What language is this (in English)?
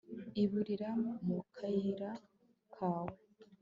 Kinyarwanda